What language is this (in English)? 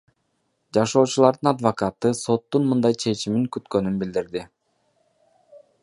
Kyrgyz